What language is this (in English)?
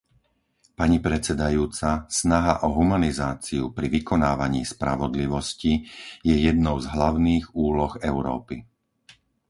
Slovak